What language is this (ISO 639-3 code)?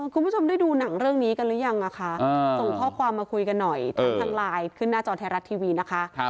tha